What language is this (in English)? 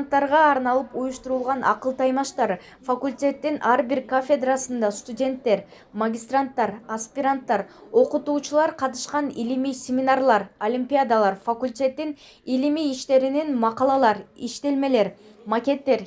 Turkish